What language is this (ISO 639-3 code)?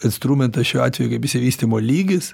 lit